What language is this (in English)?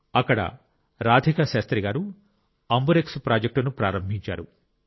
Telugu